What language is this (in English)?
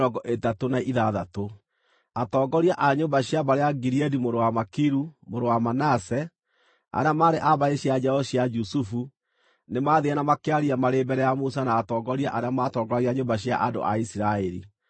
Kikuyu